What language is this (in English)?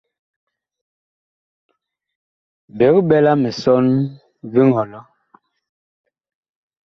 Bakoko